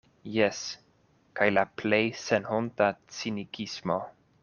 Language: Esperanto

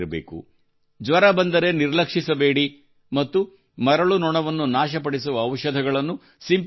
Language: Kannada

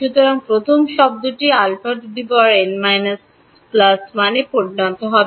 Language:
Bangla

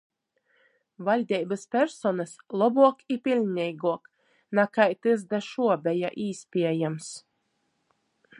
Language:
Latgalian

